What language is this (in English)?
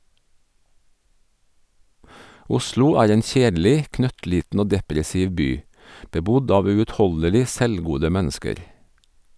Norwegian